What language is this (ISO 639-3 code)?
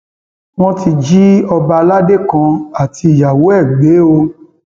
yor